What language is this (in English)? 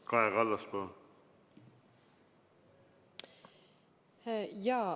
Estonian